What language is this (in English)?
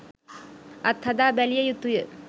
Sinhala